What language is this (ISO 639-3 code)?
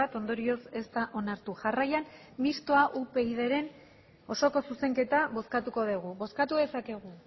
eus